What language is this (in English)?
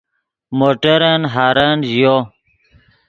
Yidgha